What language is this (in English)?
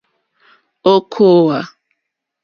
Mokpwe